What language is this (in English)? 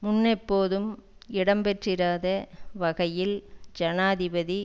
Tamil